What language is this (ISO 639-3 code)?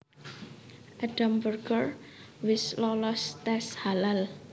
jav